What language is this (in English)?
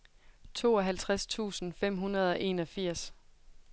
Danish